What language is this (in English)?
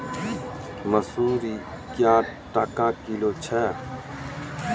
Maithili